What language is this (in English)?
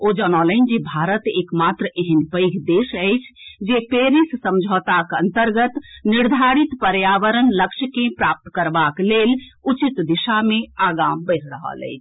Maithili